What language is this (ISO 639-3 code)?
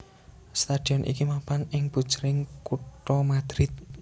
jav